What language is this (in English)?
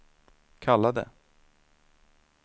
Swedish